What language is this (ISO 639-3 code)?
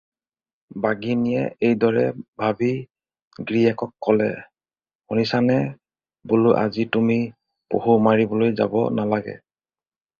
asm